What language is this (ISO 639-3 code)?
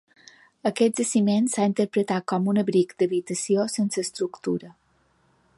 cat